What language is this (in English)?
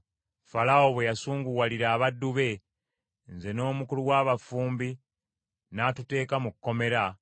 Ganda